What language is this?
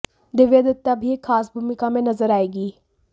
Hindi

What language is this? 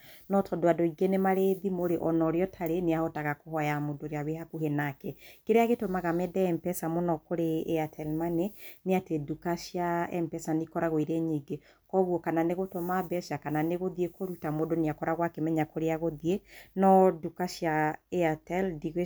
Kikuyu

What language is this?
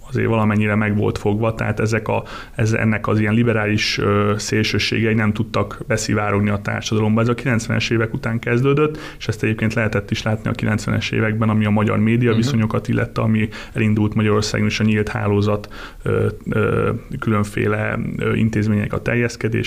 Hungarian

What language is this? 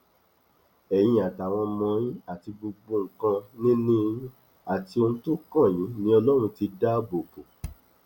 Yoruba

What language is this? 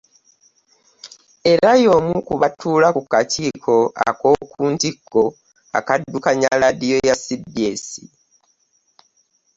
Ganda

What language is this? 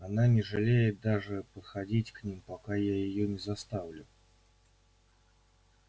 Russian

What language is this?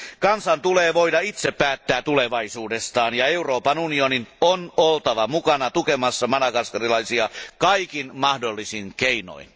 Finnish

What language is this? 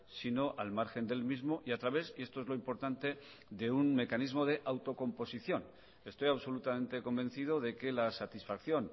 Spanish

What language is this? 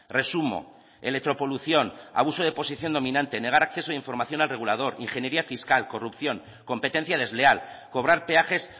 Spanish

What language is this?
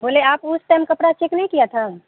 Urdu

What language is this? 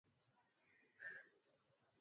Swahili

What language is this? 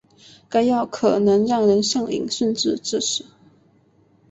Chinese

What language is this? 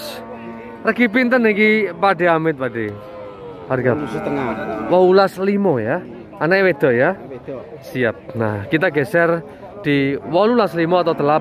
Indonesian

